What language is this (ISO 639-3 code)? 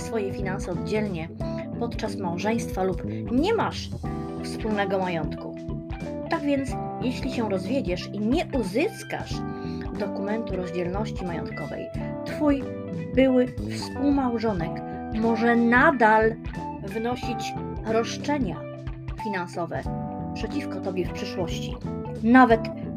pol